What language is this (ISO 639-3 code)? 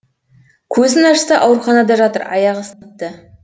kaz